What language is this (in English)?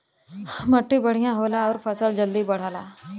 Bhojpuri